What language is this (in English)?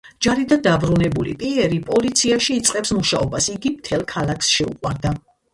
Georgian